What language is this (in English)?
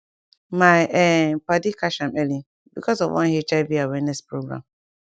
Nigerian Pidgin